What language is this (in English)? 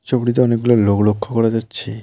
Bangla